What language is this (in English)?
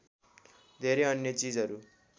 Nepali